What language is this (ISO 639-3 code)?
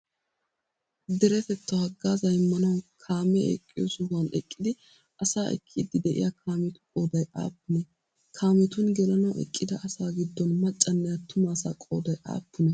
wal